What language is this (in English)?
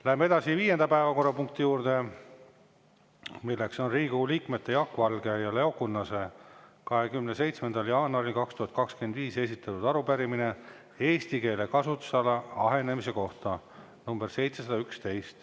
Estonian